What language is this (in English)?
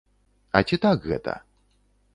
Belarusian